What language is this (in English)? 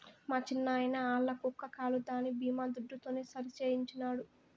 Telugu